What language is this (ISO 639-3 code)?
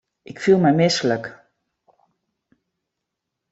fry